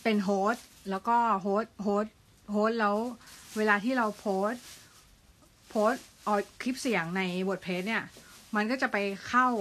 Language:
Thai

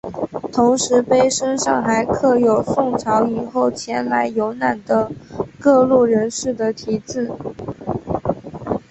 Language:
Chinese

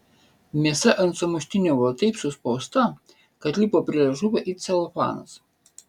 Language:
Lithuanian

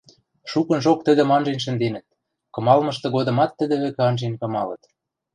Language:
Western Mari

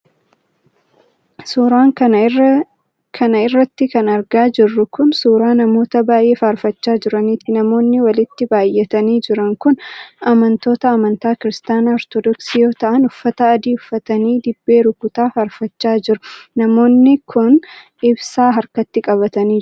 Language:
Oromo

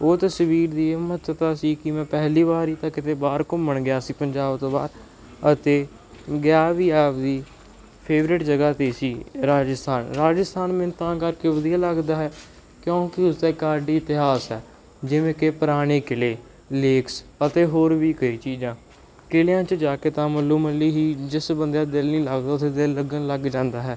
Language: Punjabi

